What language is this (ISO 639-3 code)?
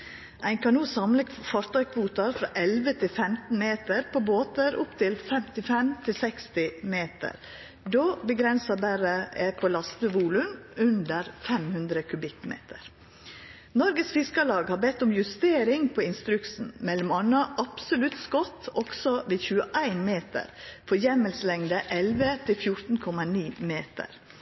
nno